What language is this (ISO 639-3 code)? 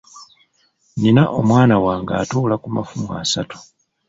lug